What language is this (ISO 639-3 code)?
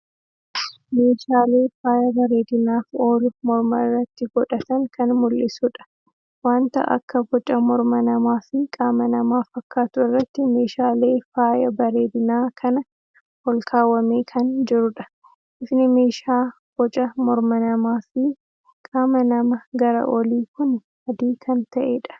orm